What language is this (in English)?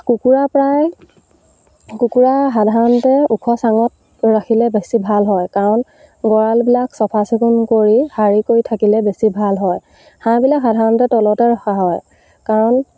Assamese